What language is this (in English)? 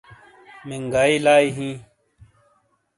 Shina